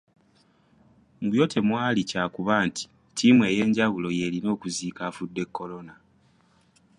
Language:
Ganda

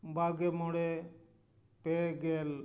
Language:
Santali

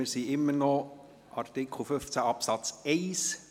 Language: Swiss German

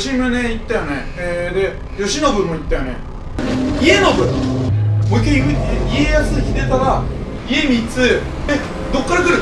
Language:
Japanese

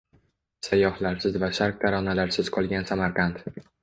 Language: Uzbek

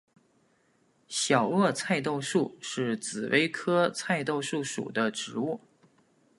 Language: Chinese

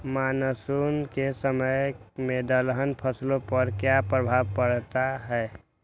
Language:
Magahi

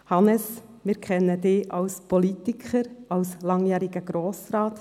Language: Swiss German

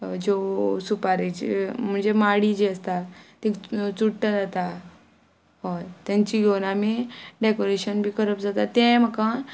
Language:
Konkani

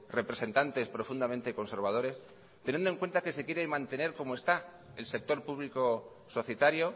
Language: Spanish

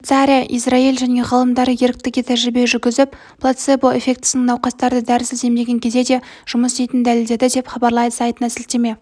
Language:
Kazakh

